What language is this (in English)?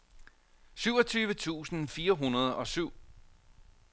Danish